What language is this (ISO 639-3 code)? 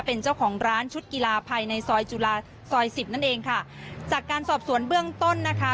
tha